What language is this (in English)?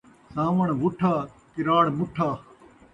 Saraiki